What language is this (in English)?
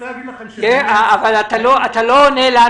Hebrew